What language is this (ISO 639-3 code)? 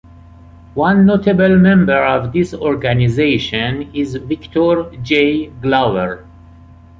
eng